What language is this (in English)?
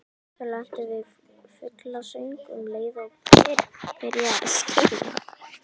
Icelandic